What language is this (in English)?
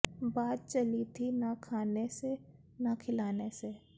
Punjabi